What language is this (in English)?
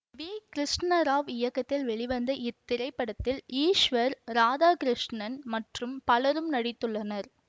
Tamil